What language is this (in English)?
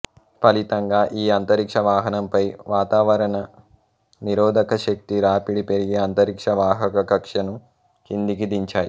Telugu